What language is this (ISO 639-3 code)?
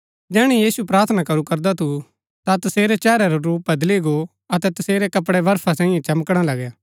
gbk